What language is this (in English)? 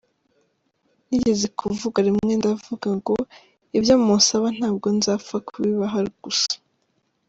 Kinyarwanda